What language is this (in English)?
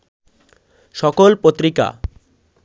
Bangla